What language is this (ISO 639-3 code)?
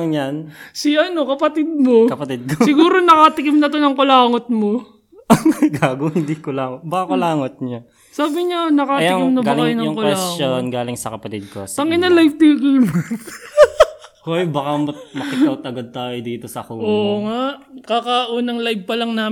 fil